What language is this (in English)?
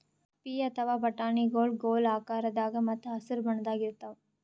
Kannada